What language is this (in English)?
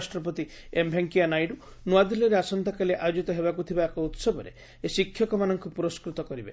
Odia